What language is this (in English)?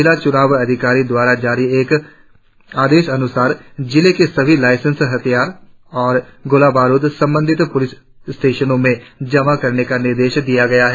Hindi